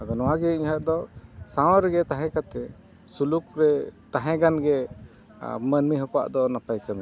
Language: Santali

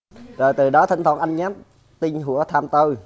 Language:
Vietnamese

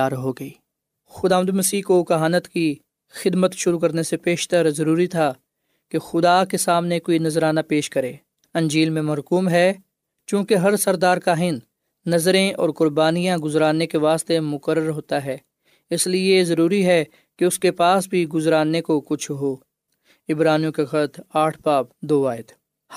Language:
Urdu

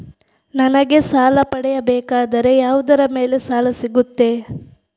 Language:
Kannada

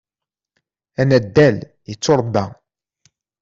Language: Kabyle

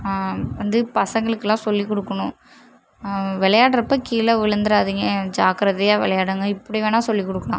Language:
Tamil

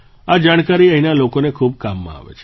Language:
Gujarati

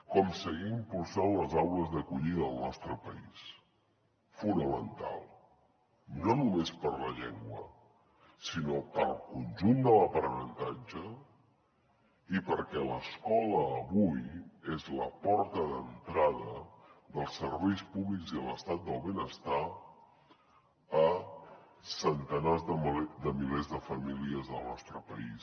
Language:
Catalan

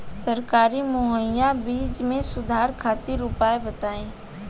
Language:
Bhojpuri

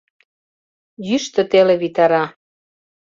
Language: Mari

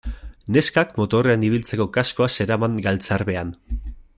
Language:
Basque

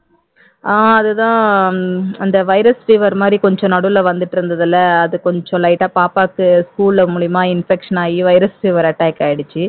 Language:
Tamil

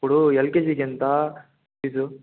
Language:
Telugu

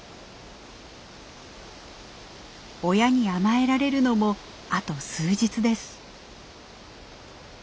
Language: Japanese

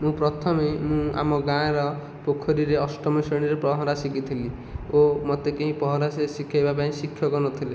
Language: Odia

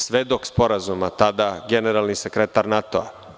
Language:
Serbian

